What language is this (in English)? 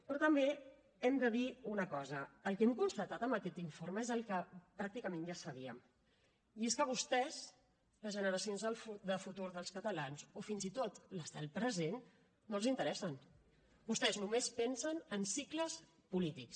Catalan